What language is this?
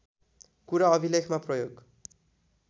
Nepali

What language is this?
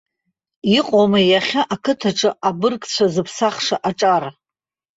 Abkhazian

